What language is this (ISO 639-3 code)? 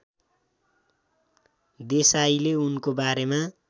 nep